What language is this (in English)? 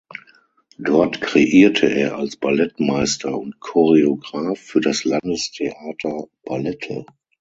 German